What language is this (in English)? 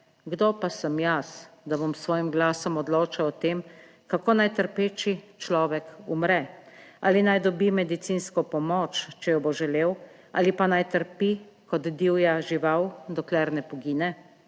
Slovenian